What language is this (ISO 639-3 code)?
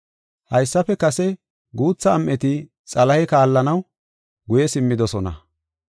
gof